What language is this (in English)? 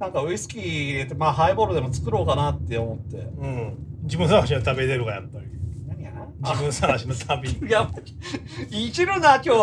Japanese